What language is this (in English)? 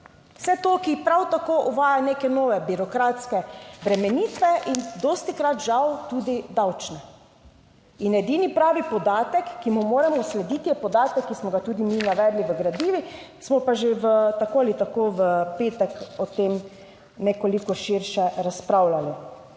Slovenian